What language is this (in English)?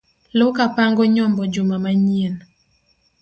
Luo (Kenya and Tanzania)